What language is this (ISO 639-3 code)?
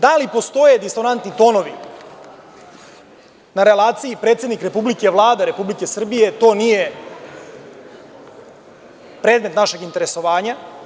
srp